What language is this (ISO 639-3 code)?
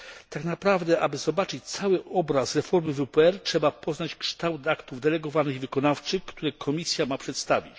pol